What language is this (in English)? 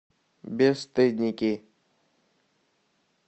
Russian